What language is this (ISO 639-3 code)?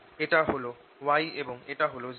ben